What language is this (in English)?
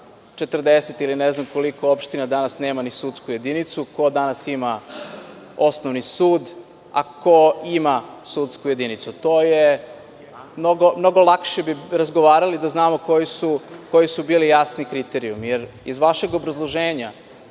Serbian